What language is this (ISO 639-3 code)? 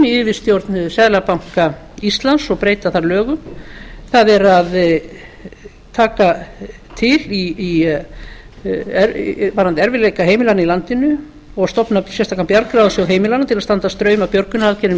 isl